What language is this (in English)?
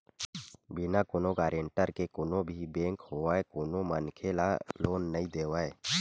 Chhattisgarhi